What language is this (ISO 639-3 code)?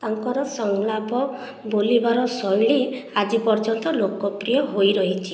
ori